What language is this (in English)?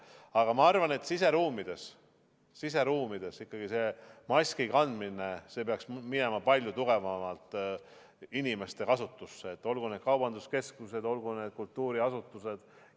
Estonian